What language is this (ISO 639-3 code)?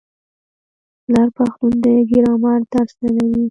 pus